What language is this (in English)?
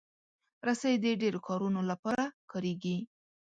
Pashto